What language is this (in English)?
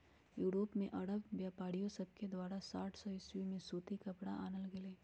Magahi